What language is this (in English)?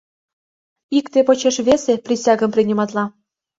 Mari